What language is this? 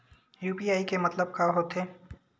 Chhattisgarhi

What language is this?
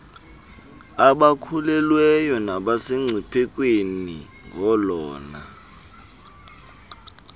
Xhosa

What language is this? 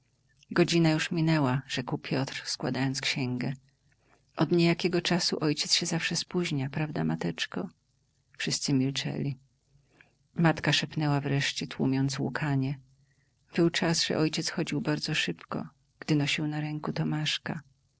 Polish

